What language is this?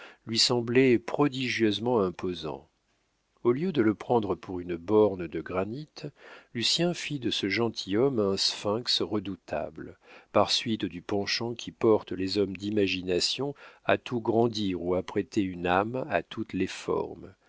French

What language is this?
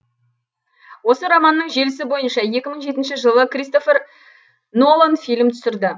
Kazakh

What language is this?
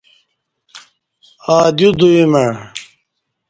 Kati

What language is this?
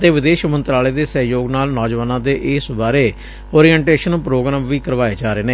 Punjabi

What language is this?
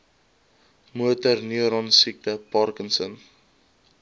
Afrikaans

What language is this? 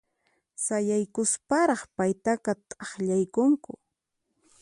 Puno Quechua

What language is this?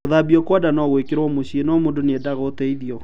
Kikuyu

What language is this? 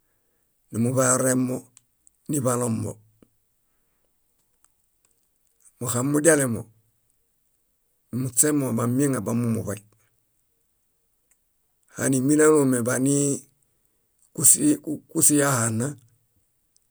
Bayot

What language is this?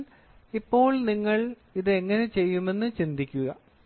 Malayalam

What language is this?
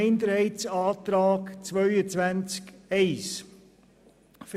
Swiss German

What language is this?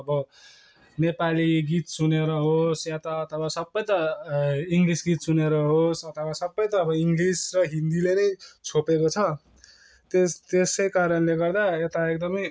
Nepali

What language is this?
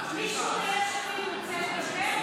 Hebrew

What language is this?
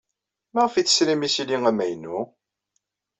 Kabyle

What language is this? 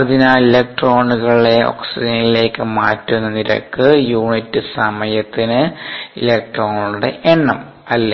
Malayalam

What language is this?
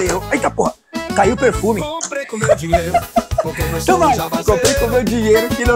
Portuguese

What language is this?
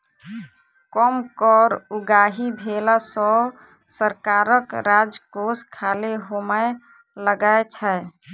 Maithili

